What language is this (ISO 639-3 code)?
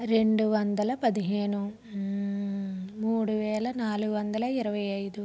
tel